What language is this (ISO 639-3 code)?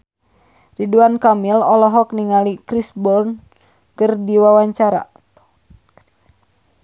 sun